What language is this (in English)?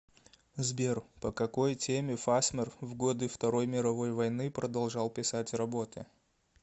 Russian